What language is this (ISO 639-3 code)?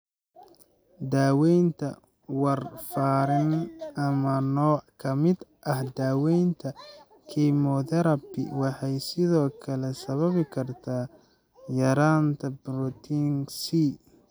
som